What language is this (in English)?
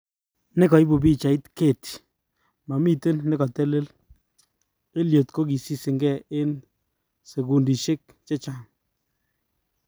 Kalenjin